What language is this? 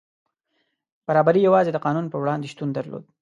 Pashto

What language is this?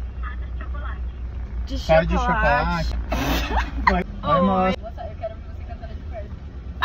Portuguese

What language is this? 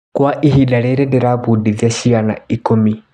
Kikuyu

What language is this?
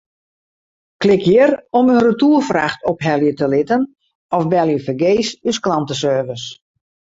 Western Frisian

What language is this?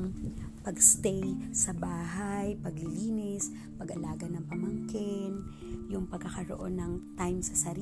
Filipino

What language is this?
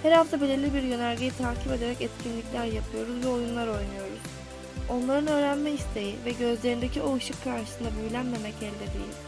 Turkish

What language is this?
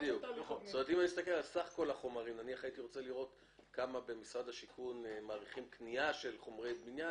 Hebrew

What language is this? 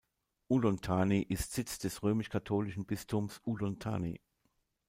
German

